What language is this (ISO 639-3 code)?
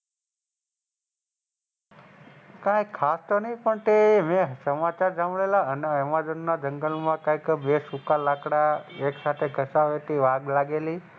guj